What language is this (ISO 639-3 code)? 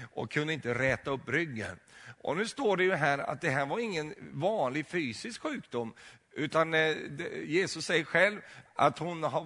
swe